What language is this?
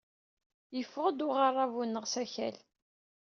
Kabyle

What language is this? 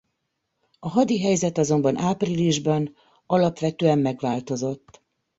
Hungarian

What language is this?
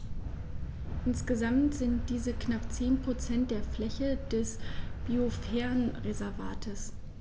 German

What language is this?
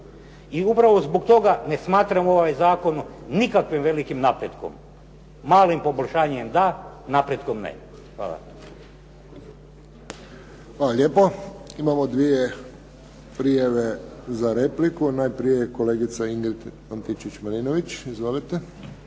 Croatian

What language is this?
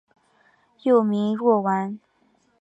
Chinese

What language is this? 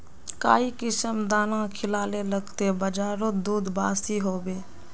Magahi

